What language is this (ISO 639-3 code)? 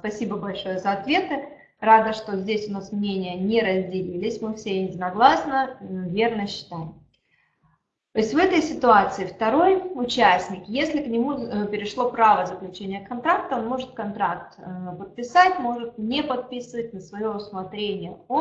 rus